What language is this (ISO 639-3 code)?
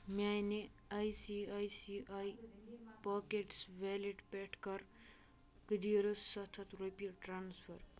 kas